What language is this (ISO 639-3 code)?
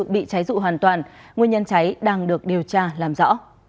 vie